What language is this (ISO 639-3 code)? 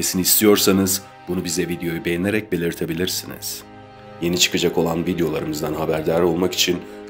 tur